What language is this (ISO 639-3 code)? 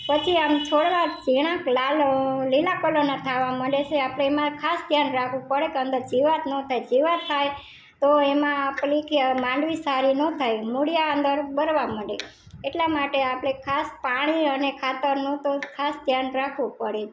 guj